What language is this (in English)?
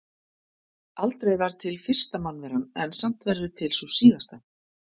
Icelandic